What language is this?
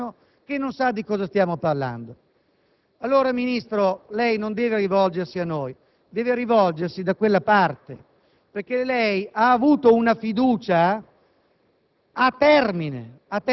Italian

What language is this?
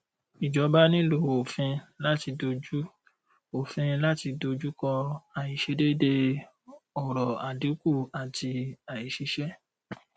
Yoruba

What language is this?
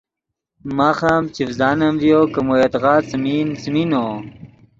Yidgha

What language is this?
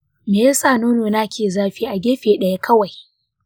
Hausa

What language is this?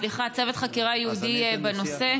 Hebrew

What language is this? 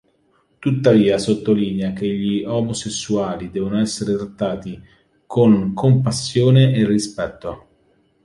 Italian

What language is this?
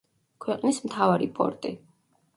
Georgian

